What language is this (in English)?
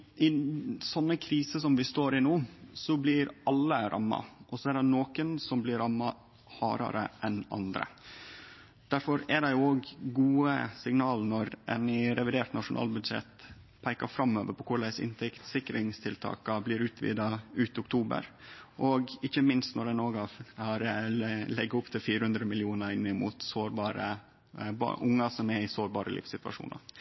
Norwegian Nynorsk